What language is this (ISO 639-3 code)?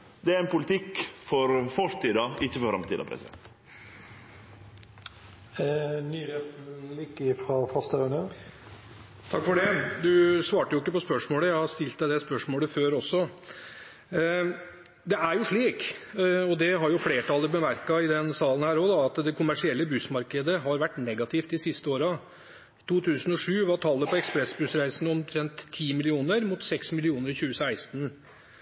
nor